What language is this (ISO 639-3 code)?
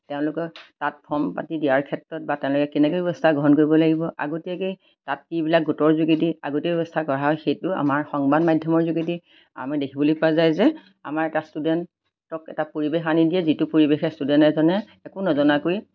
asm